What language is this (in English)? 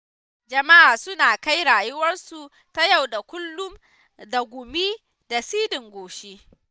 Hausa